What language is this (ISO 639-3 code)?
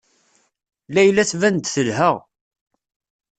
kab